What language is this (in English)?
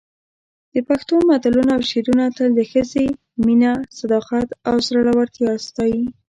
Pashto